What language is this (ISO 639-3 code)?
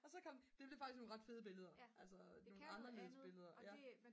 dan